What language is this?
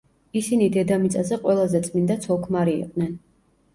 Georgian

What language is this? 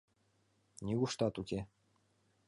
Mari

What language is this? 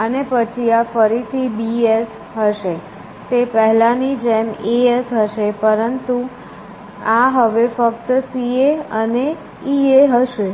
Gujarati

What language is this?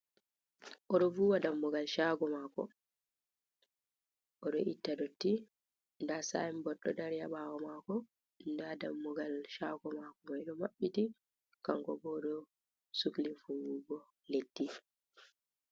Fula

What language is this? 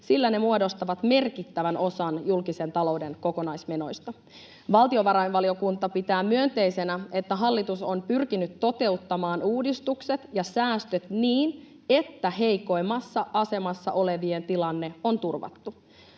Finnish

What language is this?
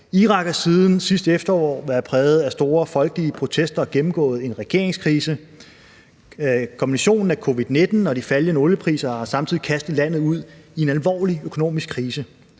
Danish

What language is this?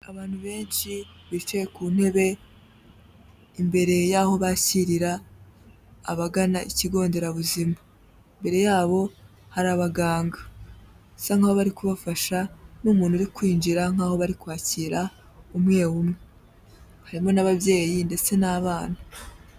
Kinyarwanda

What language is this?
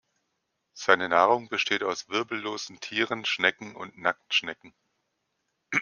German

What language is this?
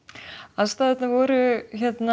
Icelandic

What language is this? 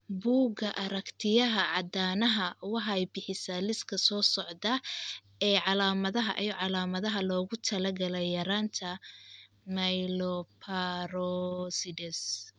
Somali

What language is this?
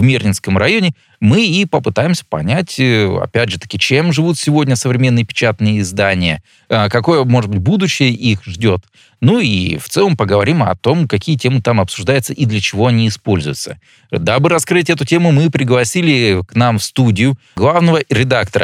Russian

